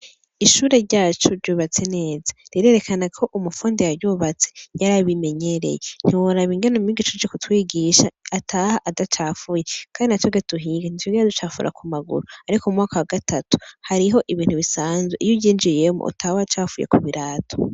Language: Rundi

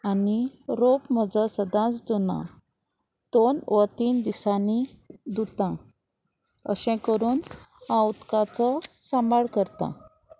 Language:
Konkani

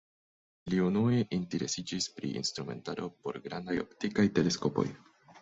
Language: Esperanto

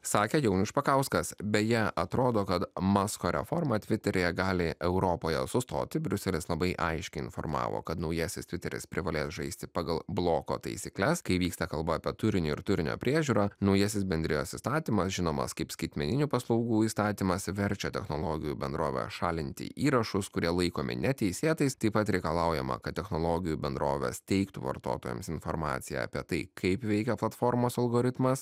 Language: Lithuanian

